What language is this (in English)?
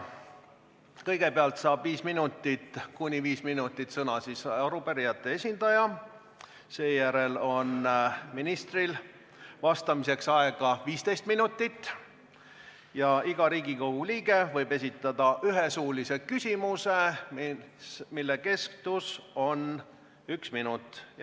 Estonian